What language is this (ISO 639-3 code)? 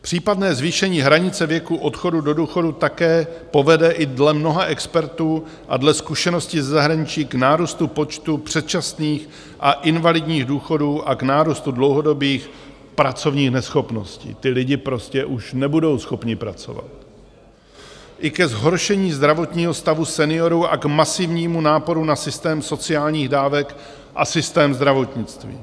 ces